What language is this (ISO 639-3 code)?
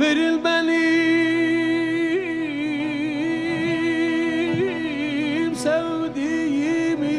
tur